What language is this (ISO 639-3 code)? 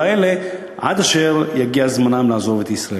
heb